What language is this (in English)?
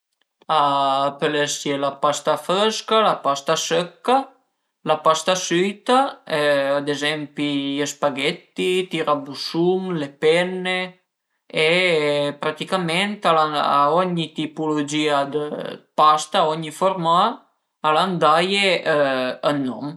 Piedmontese